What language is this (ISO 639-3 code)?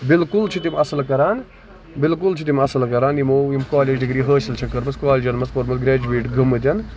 kas